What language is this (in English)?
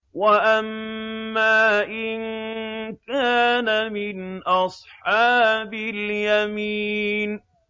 Arabic